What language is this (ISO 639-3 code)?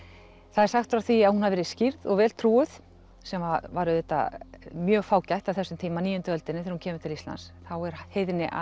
isl